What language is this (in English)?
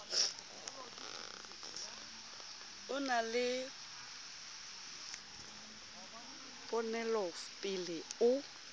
Southern Sotho